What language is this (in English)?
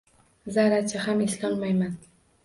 Uzbek